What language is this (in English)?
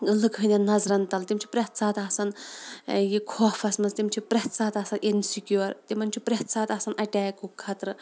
Kashmiri